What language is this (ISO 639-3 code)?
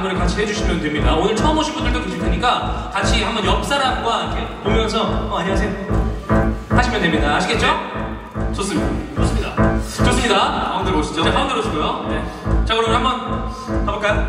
kor